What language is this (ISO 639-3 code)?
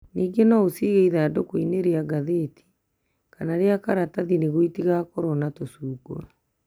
kik